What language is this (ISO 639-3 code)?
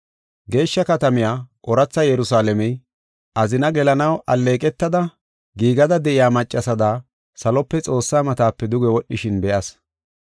gof